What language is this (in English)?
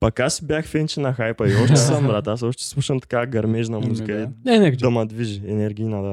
Bulgarian